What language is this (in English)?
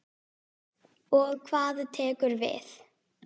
Icelandic